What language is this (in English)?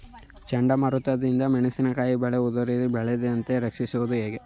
Kannada